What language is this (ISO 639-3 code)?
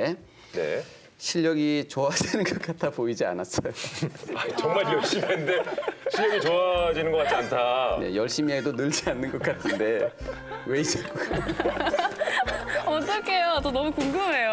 kor